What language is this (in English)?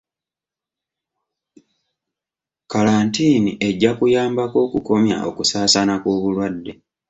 Ganda